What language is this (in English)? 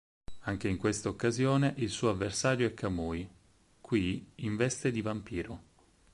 Italian